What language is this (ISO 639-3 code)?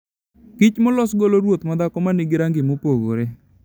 luo